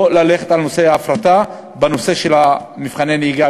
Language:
Hebrew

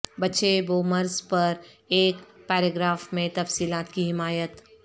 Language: Urdu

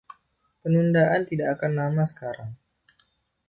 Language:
Indonesian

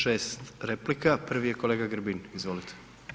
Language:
Croatian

